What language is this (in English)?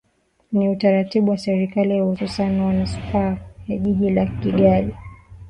Swahili